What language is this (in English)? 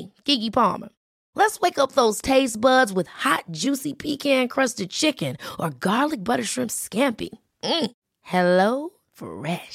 Swedish